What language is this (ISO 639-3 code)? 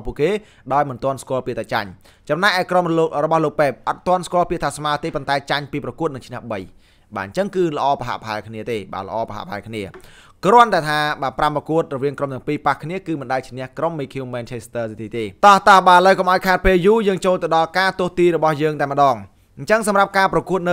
tha